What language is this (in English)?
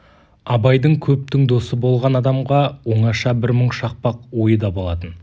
Kazakh